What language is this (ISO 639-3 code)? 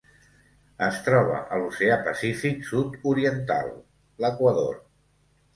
cat